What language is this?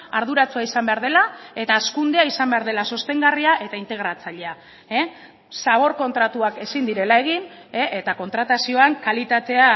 Basque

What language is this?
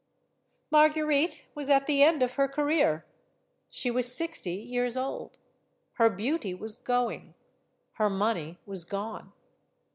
English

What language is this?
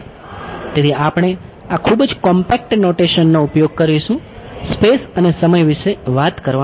Gujarati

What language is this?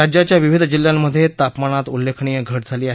Marathi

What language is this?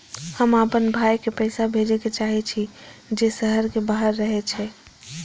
Maithili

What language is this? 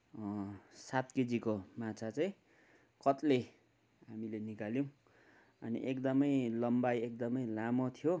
Nepali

